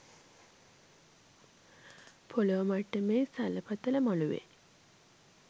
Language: Sinhala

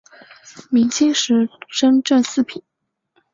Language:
Chinese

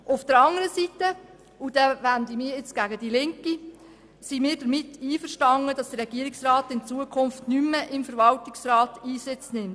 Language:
Swiss German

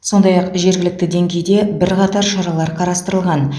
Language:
Kazakh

